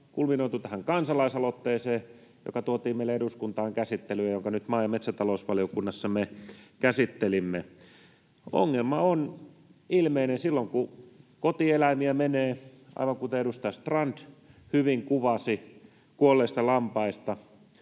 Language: Finnish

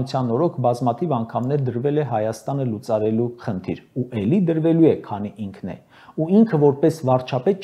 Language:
Turkish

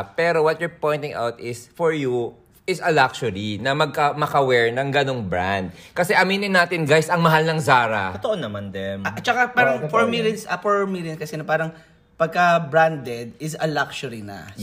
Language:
Filipino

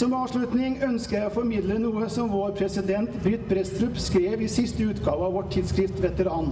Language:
Norwegian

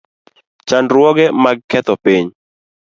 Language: Luo (Kenya and Tanzania)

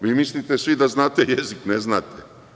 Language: Serbian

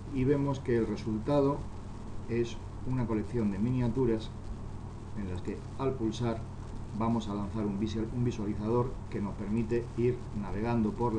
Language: Spanish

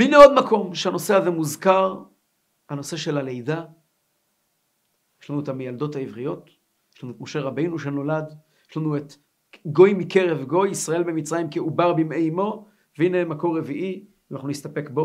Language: Hebrew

